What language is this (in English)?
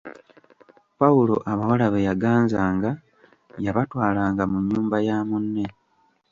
Ganda